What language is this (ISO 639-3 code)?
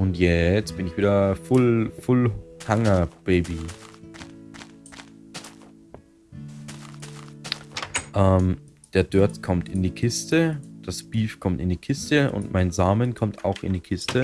deu